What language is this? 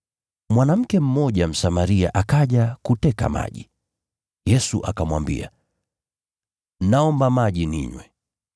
Swahili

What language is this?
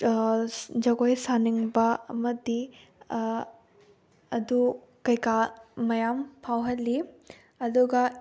Manipuri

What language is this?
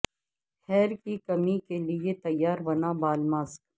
Urdu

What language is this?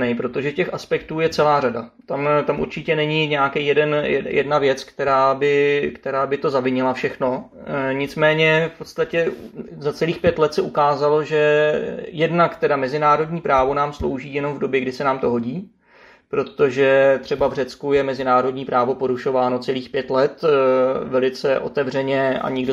Czech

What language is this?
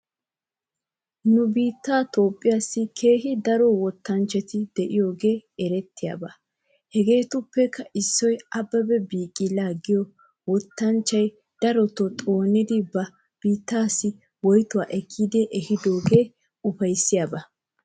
Wolaytta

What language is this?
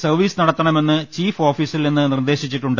Malayalam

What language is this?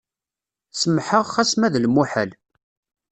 Kabyle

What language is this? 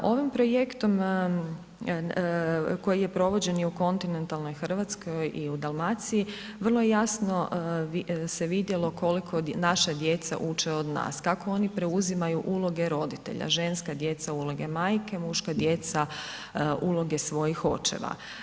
Croatian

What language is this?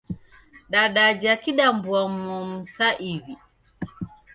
Taita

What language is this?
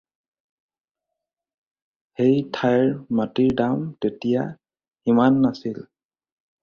Assamese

